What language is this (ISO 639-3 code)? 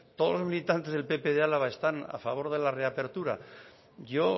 spa